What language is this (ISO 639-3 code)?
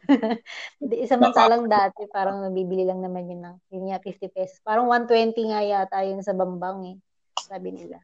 fil